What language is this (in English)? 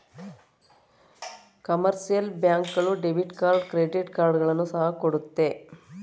Kannada